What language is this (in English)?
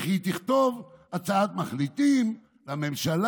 Hebrew